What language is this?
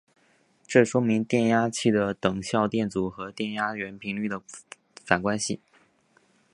Chinese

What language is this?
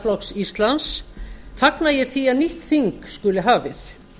Icelandic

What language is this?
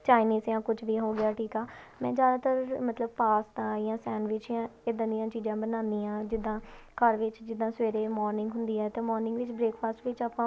Punjabi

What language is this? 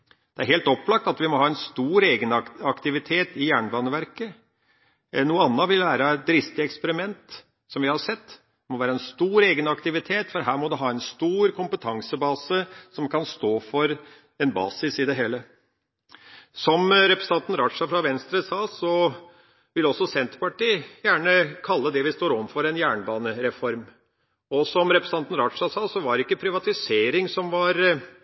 Norwegian Bokmål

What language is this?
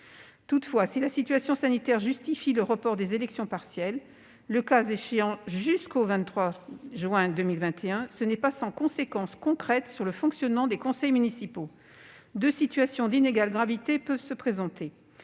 French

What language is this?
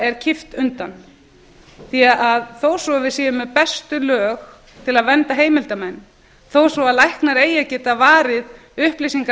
Icelandic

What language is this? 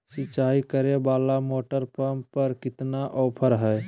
Magahi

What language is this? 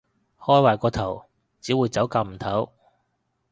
Cantonese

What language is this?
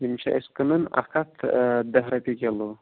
Kashmiri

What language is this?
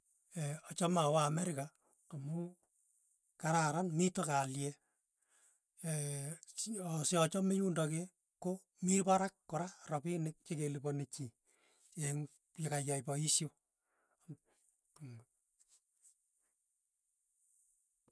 Tugen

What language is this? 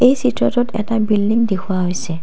Assamese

